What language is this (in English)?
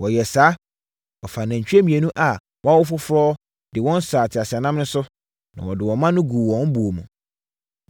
Akan